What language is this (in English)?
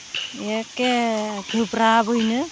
Bodo